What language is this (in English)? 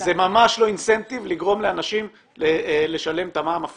Hebrew